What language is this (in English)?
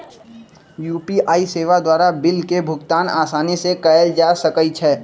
Magahi